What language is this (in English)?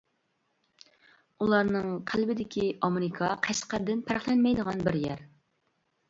Uyghur